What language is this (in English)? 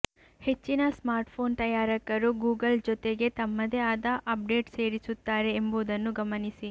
Kannada